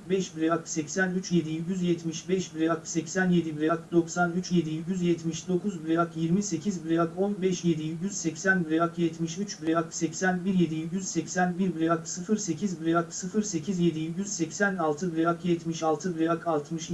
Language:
Turkish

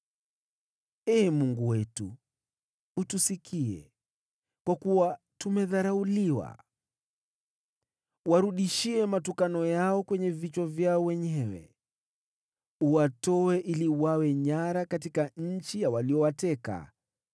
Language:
Swahili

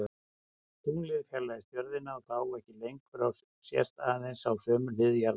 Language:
Icelandic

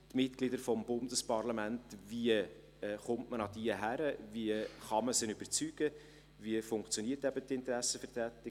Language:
Swiss German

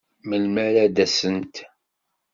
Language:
Kabyle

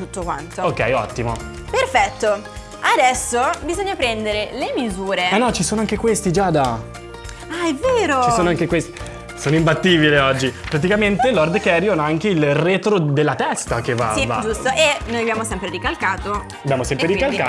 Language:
Italian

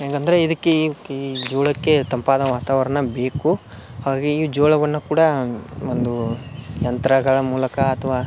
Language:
Kannada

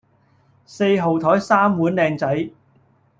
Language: Cantonese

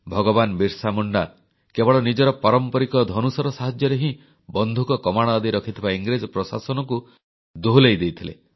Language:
Odia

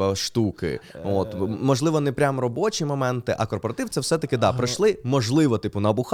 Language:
Ukrainian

